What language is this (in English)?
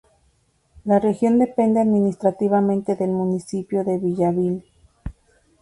Spanish